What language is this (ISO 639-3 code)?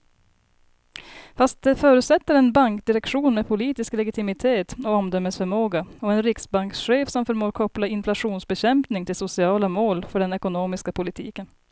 swe